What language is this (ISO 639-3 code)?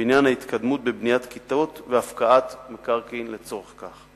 heb